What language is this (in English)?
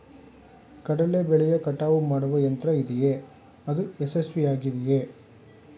Kannada